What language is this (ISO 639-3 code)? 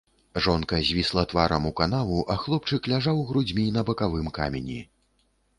bel